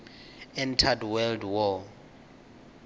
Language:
Venda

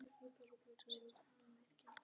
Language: Icelandic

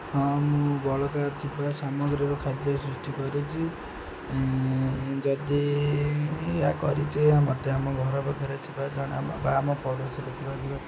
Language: Odia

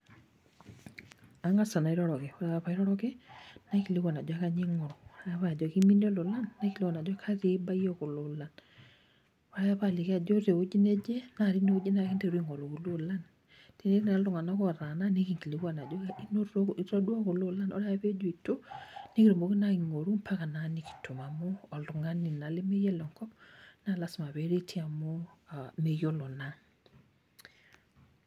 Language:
Masai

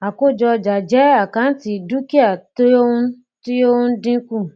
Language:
Yoruba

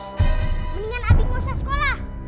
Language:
Indonesian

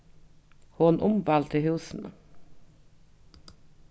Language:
Faroese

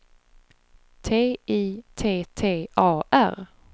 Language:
Swedish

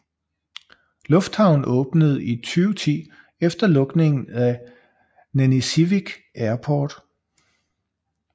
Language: Danish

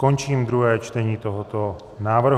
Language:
Czech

